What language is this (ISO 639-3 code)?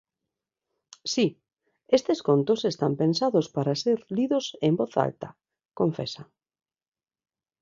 glg